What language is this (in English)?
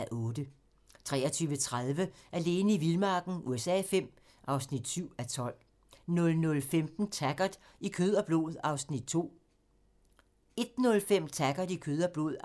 Danish